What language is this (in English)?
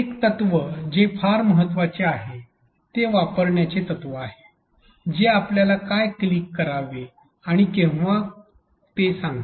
Marathi